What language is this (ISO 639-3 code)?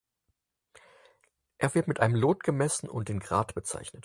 deu